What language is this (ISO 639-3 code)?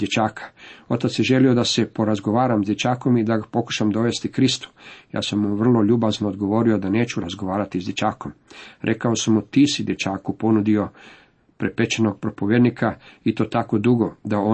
hrv